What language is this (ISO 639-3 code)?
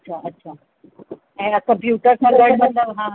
snd